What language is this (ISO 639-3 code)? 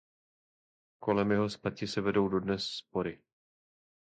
ces